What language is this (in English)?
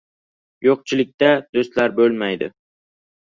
Uzbek